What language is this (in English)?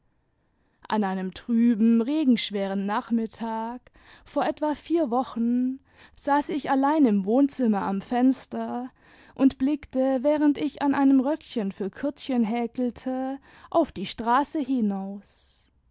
German